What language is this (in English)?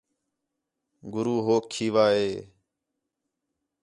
Khetrani